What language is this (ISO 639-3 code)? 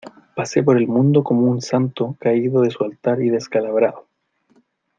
spa